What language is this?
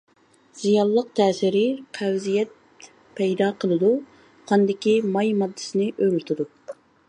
Uyghur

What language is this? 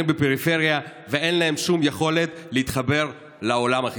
Hebrew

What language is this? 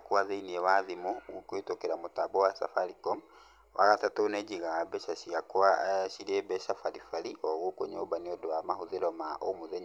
Kikuyu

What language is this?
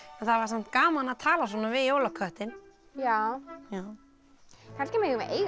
Icelandic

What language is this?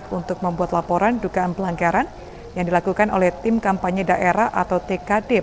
Indonesian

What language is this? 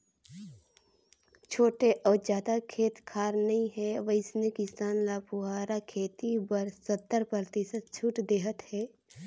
Chhattisgarhi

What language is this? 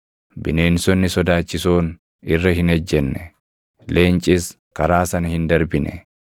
Oromo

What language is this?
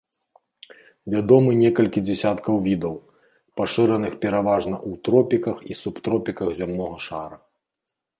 Belarusian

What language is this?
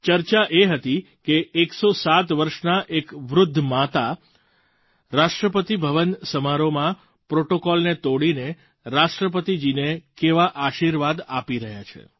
Gujarati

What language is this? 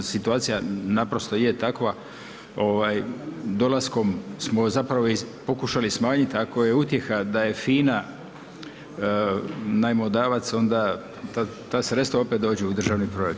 Croatian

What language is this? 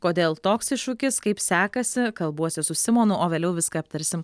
Lithuanian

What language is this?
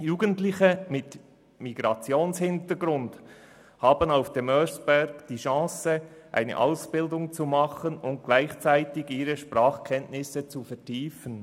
Swiss German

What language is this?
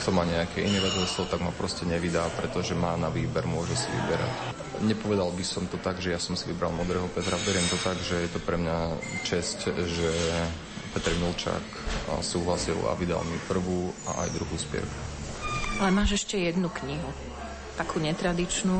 Slovak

